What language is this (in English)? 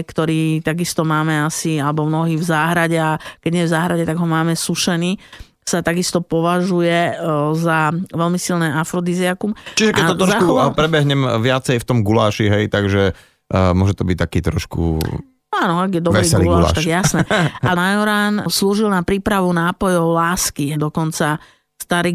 Slovak